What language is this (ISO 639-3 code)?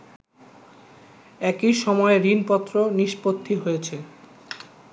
ben